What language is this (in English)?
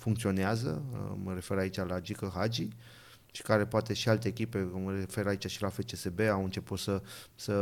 Romanian